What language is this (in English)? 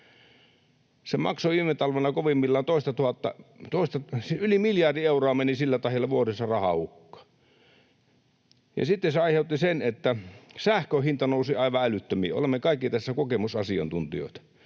Finnish